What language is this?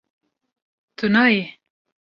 Kurdish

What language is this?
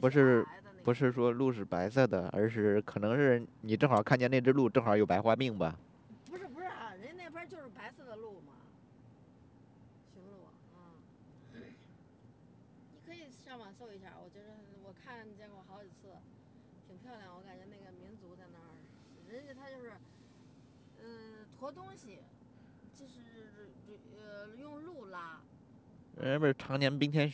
Chinese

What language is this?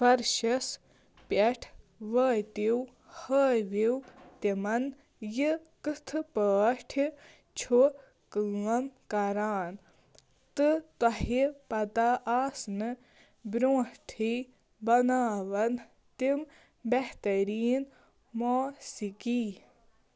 Kashmiri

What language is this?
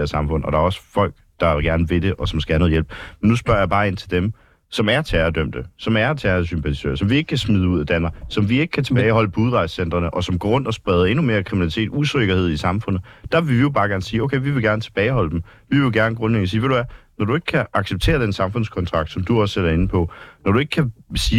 Danish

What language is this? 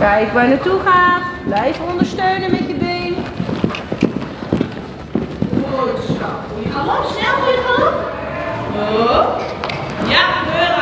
Dutch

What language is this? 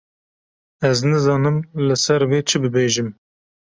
Kurdish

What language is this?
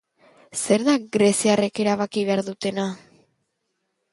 Basque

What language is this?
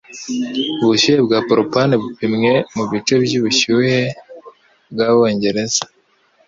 Kinyarwanda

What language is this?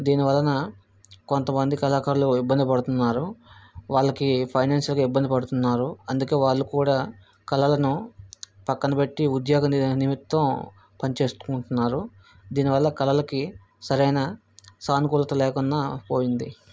Telugu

